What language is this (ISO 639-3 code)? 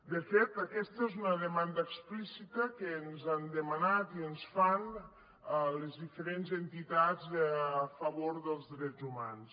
cat